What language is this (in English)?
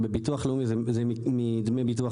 Hebrew